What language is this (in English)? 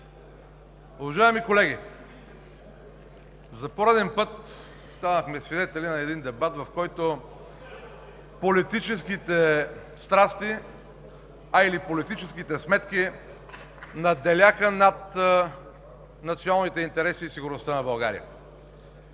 Bulgarian